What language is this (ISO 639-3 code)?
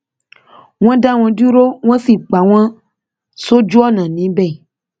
yor